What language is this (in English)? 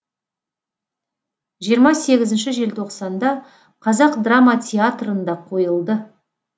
Kazakh